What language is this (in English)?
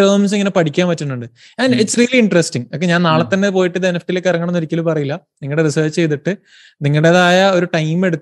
Malayalam